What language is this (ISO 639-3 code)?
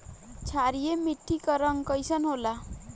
bho